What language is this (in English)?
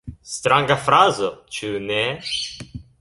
Esperanto